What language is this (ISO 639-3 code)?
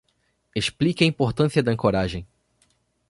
por